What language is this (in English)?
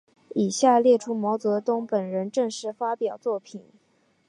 Chinese